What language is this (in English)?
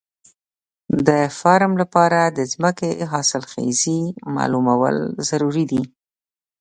Pashto